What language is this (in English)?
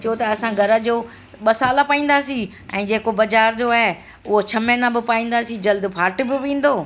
Sindhi